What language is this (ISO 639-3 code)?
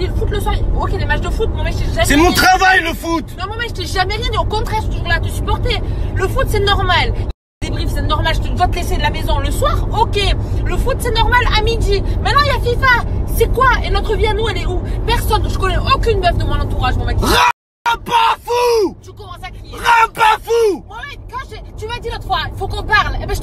fra